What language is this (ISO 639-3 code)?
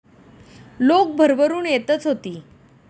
mar